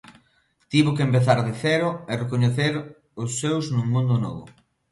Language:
Galician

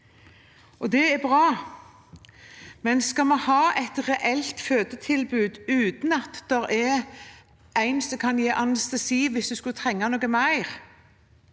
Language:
Norwegian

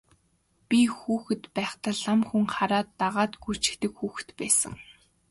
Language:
Mongolian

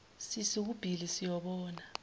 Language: Zulu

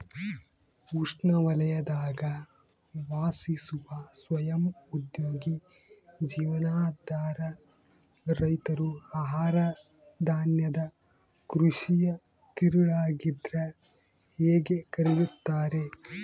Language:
Kannada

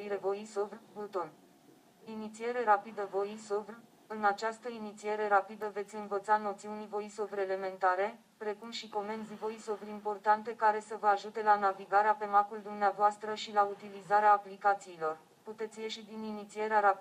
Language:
Romanian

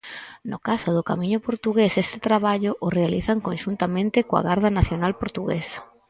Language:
Galician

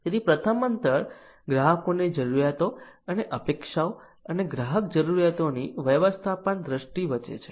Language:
Gujarati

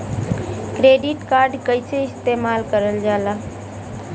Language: Bhojpuri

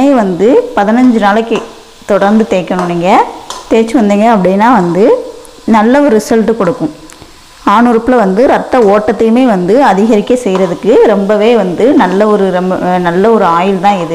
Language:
Romanian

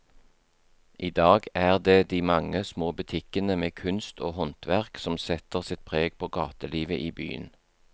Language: Norwegian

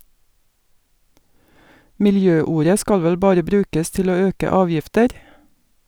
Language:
Norwegian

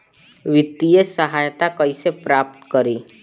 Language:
Bhojpuri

